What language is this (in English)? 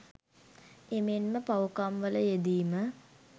Sinhala